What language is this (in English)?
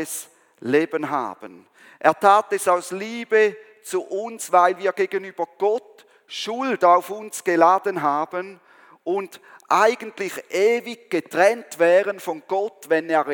German